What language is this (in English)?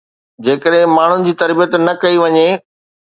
Sindhi